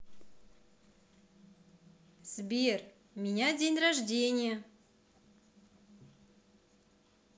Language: Russian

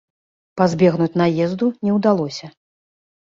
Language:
Belarusian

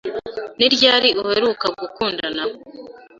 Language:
Kinyarwanda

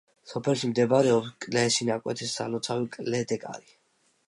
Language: Georgian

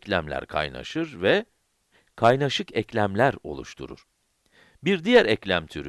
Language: Turkish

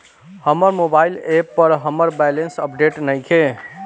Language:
Bhojpuri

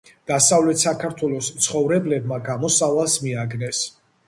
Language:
Georgian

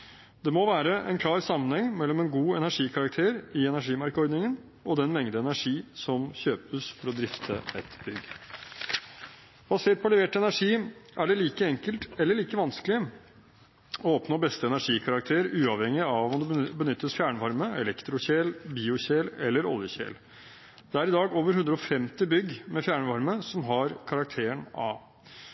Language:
Norwegian Bokmål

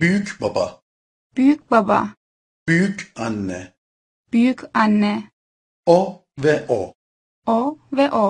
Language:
Turkish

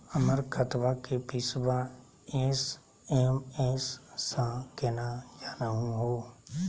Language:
Magahi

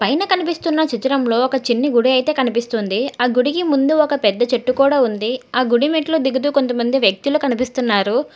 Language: Telugu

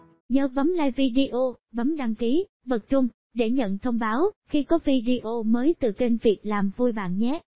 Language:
Vietnamese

